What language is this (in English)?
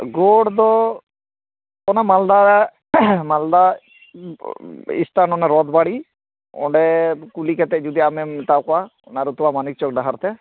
Santali